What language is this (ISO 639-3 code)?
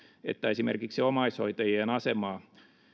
fin